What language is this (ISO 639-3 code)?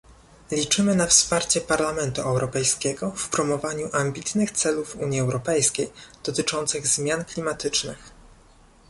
pol